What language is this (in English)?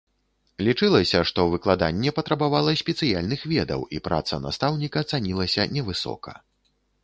Belarusian